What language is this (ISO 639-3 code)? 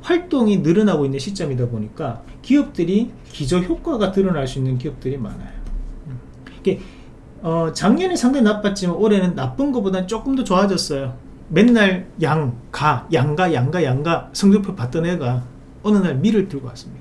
kor